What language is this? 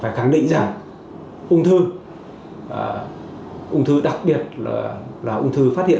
Vietnamese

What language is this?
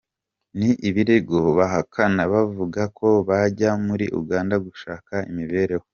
Kinyarwanda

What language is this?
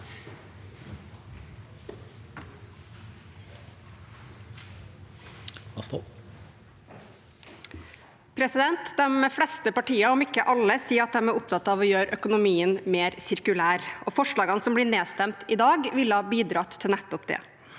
Norwegian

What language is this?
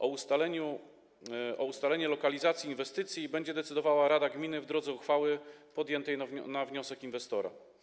Polish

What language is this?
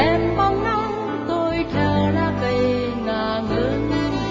Vietnamese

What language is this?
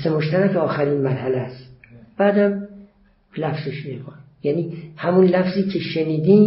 Persian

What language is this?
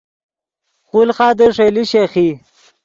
Yidgha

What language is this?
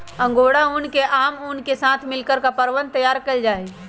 Magahi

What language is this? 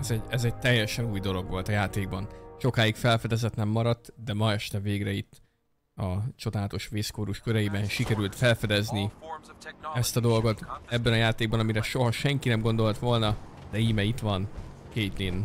Hungarian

